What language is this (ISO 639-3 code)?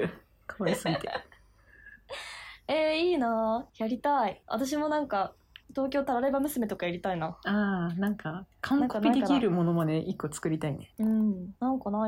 jpn